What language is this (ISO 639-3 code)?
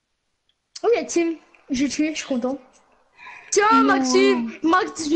fra